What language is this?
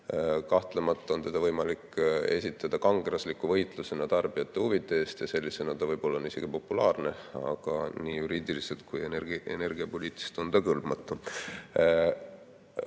Estonian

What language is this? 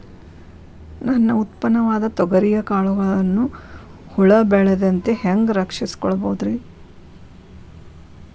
Kannada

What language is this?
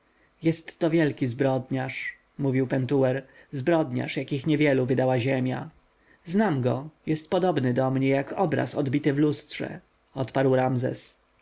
Polish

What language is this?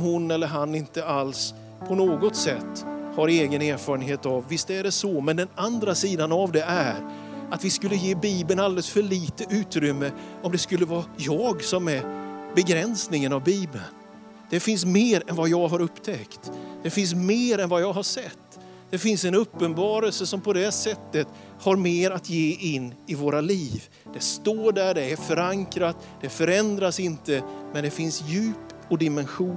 Swedish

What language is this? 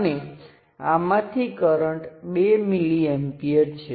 Gujarati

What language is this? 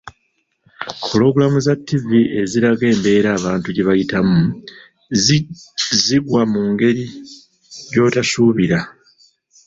Ganda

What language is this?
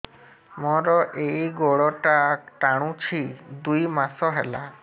Odia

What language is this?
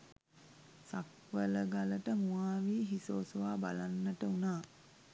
Sinhala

